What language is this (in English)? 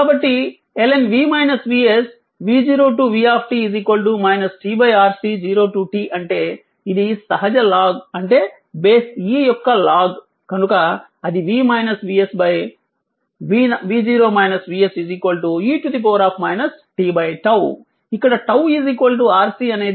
Telugu